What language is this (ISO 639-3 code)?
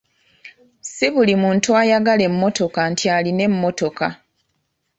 lug